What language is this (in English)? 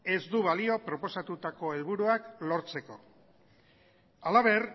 Basque